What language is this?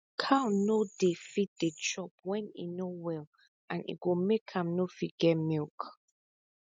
Nigerian Pidgin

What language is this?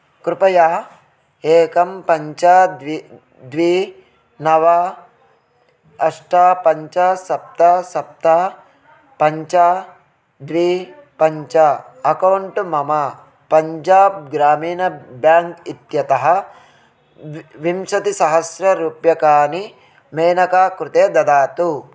Sanskrit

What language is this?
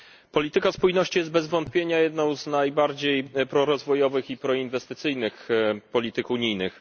Polish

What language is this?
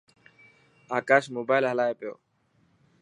Dhatki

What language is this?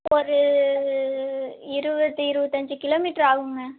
Tamil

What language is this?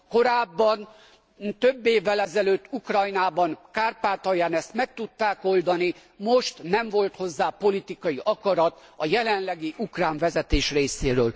Hungarian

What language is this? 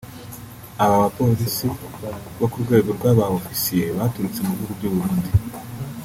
Kinyarwanda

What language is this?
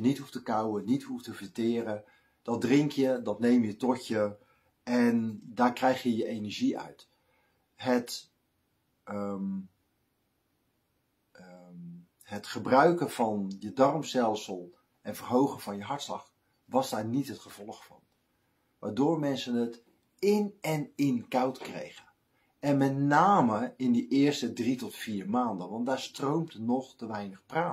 Dutch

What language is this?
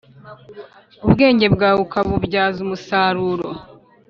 Kinyarwanda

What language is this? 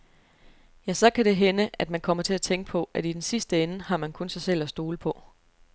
Danish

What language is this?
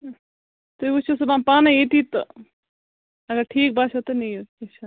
Kashmiri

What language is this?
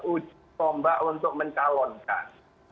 Indonesian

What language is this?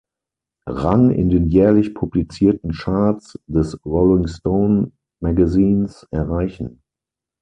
German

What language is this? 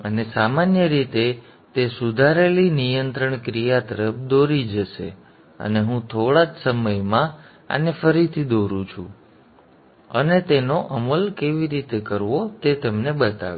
Gujarati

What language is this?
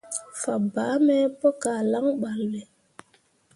Mundang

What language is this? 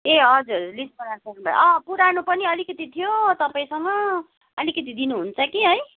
Nepali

